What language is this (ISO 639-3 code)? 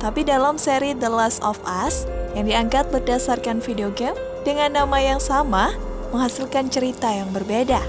ind